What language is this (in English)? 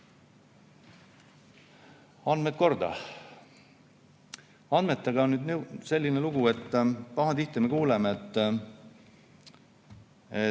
Estonian